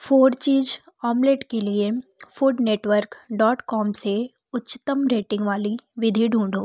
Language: Hindi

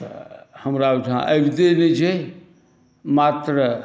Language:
Maithili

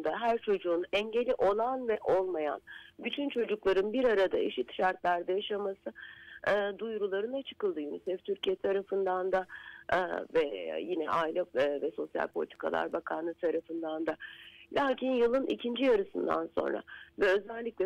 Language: Turkish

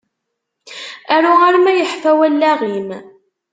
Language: Kabyle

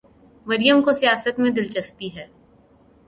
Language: Urdu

